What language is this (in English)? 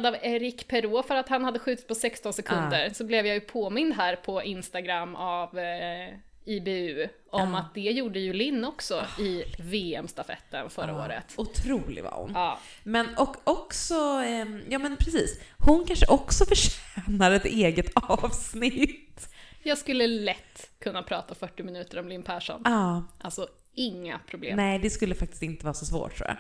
Swedish